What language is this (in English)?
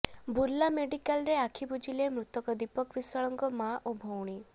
Odia